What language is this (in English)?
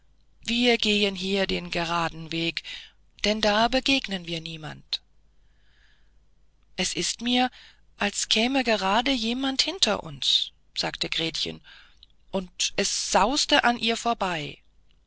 German